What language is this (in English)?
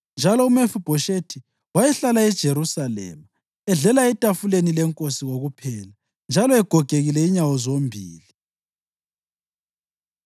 North Ndebele